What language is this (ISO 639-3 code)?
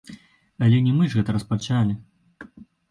bel